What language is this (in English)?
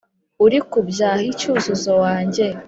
Kinyarwanda